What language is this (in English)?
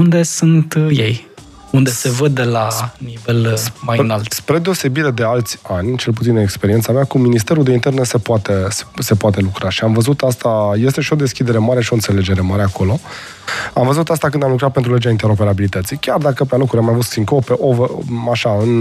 Romanian